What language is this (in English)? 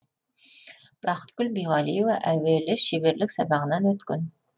Kazakh